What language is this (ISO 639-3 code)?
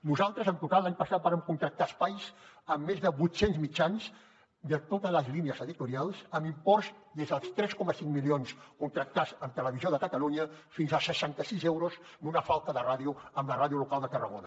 cat